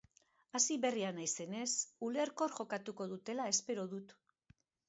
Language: Basque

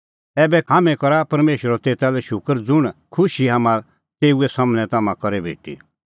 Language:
Kullu Pahari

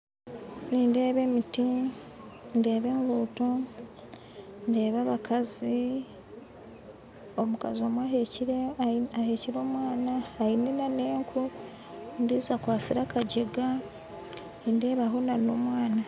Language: Nyankole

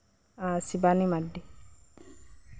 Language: Santali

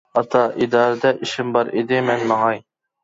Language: Uyghur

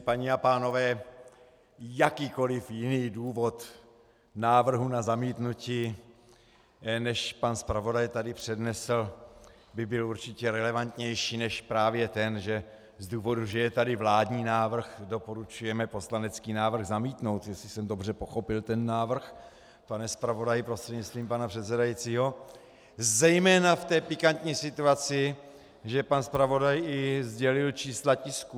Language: Czech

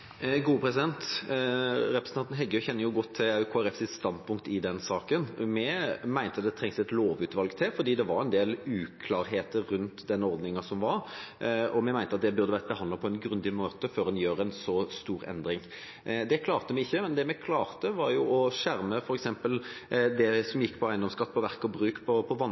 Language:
Norwegian Bokmål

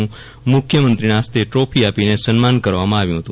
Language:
Gujarati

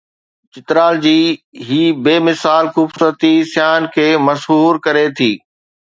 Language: Sindhi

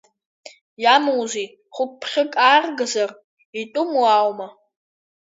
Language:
Abkhazian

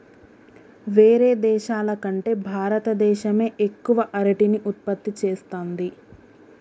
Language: Telugu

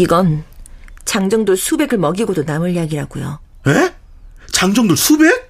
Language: Korean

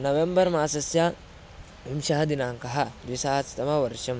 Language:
Sanskrit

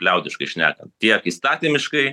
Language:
Lithuanian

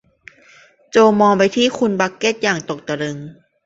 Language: Thai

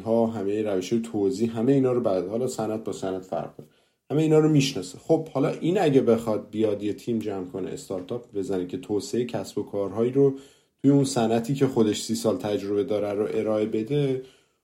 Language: Persian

